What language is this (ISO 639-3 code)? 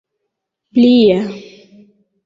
epo